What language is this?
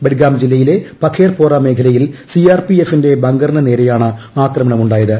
Malayalam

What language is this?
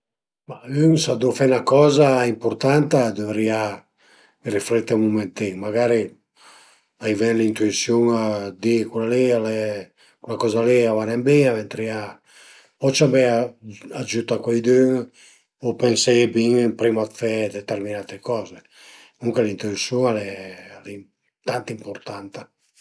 Piedmontese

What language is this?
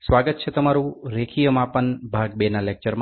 Gujarati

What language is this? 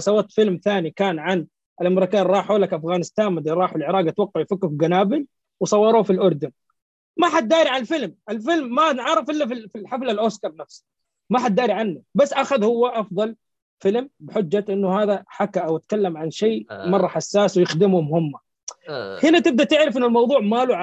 Arabic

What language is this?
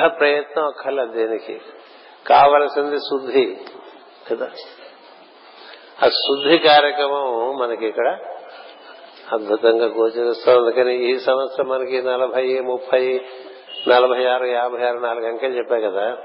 Telugu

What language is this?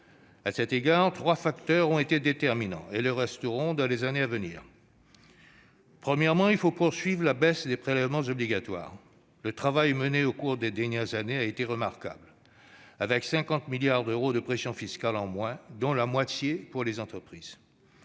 French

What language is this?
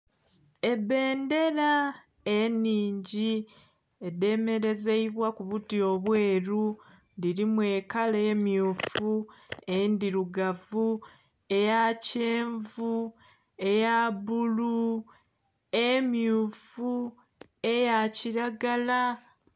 Soga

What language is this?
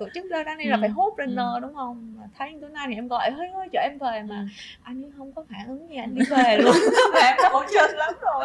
Vietnamese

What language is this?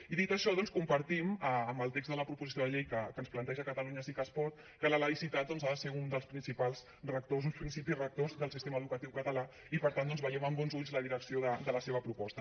Catalan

